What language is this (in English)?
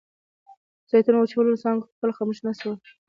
Pashto